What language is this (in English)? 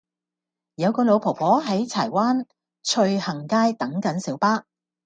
Cantonese